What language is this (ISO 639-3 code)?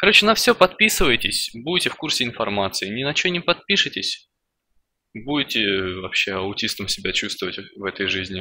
rus